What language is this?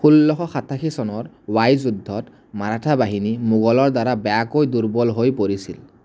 Assamese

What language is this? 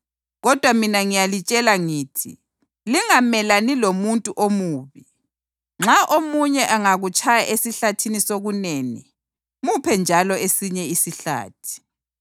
North Ndebele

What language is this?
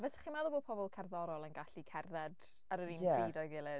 Welsh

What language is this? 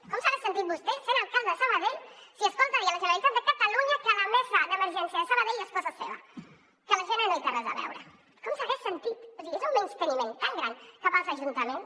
Catalan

